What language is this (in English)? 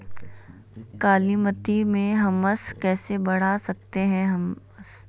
Magahi